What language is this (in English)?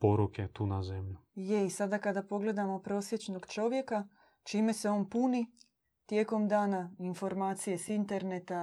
Croatian